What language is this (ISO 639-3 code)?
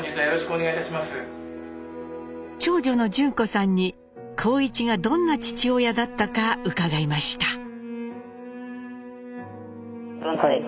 jpn